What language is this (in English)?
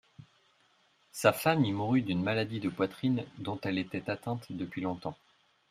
French